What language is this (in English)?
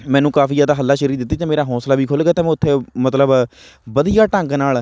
Punjabi